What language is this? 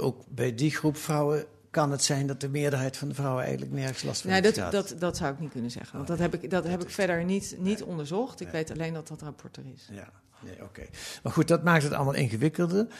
Dutch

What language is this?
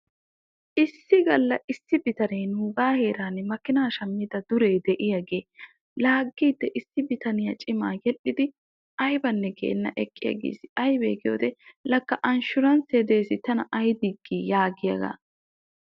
Wolaytta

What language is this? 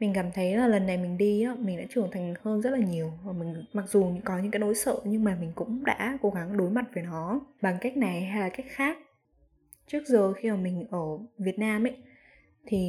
Vietnamese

